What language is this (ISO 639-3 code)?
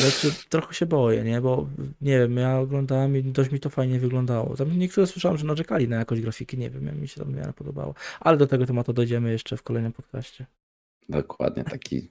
pol